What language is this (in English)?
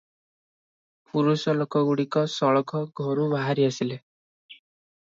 Odia